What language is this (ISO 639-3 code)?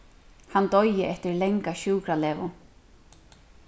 fao